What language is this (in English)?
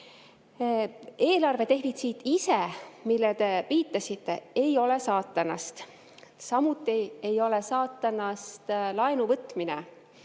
Estonian